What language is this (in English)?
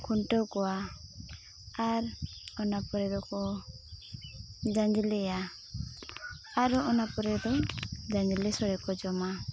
Santali